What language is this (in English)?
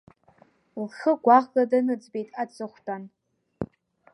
Abkhazian